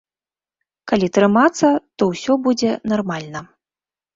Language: Belarusian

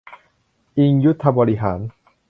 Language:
Thai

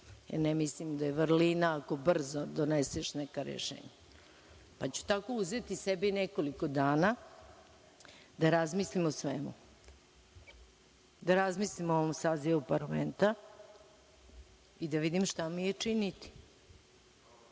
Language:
Serbian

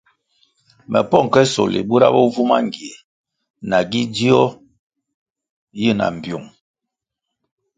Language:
Kwasio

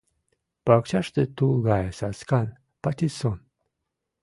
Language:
Mari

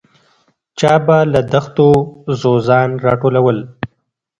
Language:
Pashto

